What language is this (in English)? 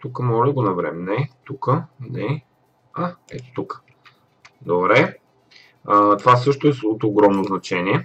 Bulgarian